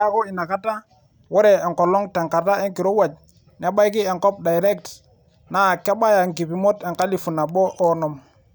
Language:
Masai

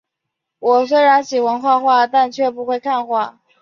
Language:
Chinese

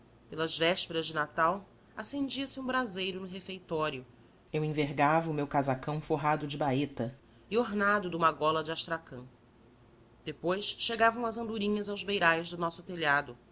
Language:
Portuguese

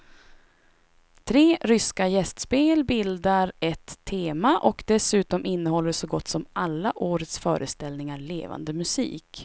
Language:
Swedish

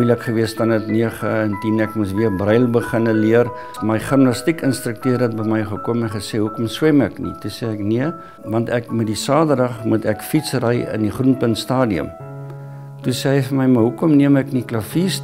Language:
Dutch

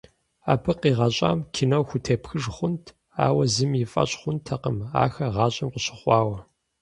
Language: Kabardian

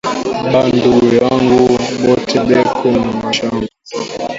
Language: Swahili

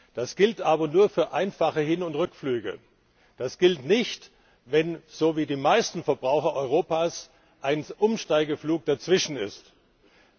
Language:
German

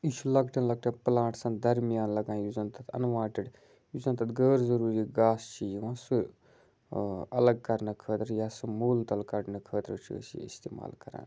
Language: Kashmiri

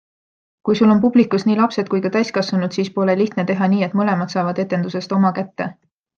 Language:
Estonian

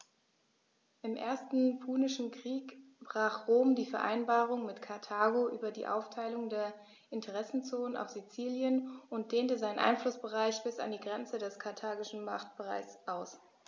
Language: German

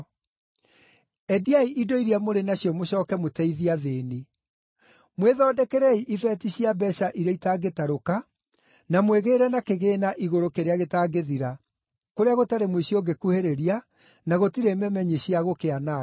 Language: Kikuyu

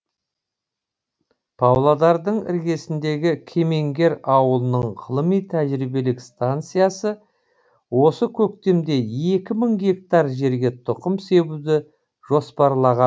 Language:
Kazakh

